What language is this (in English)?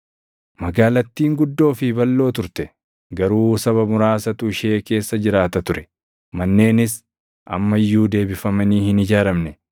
Oromo